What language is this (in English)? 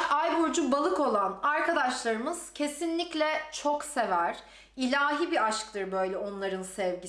Turkish